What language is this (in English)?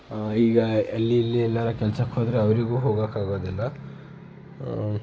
Kannada